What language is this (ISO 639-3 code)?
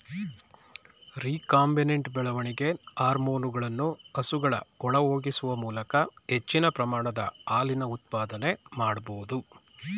kan